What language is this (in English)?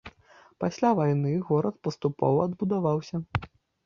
Belarusian